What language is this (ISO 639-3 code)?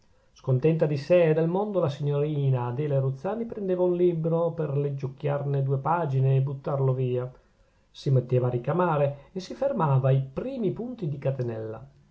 ita